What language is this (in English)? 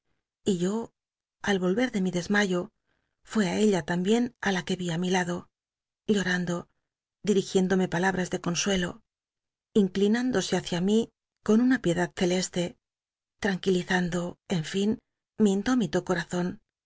Spanish